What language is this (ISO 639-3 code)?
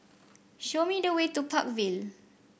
eng